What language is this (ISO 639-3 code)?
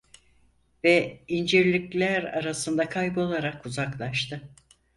tur